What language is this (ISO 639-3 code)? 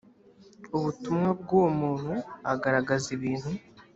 kin